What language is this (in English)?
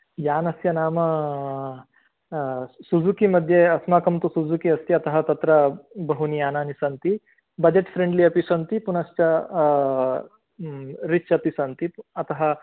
Sanskrit